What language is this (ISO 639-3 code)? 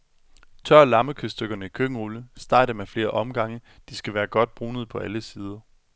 dan